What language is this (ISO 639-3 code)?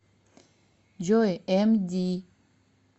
rus